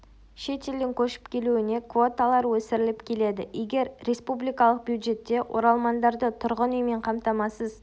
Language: Kazakh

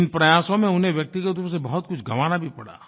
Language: Hindi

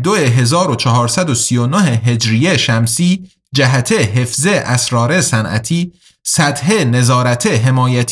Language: Persian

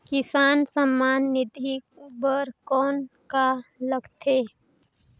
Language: Chhattisgarhi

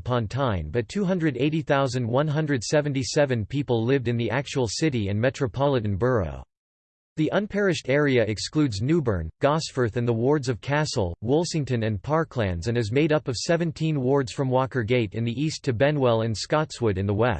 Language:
English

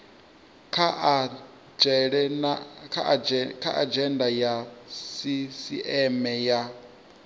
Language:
Venda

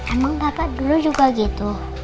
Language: Indonesian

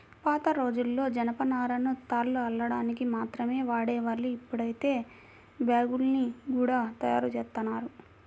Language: Telugu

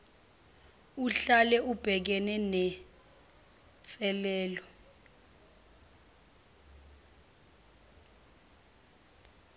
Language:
Zulu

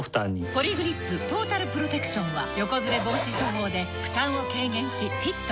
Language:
Japanese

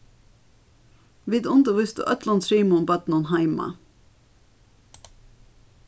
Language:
Faroese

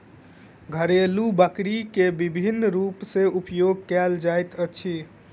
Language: Maithili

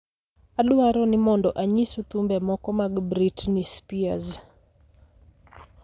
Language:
Luo (Kenya and Tanzania)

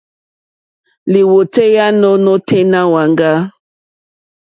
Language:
Mokpwe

